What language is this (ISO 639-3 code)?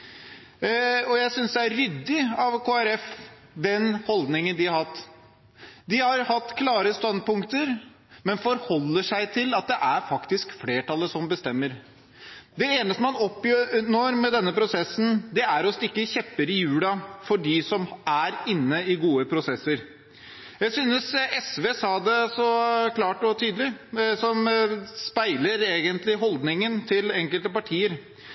nob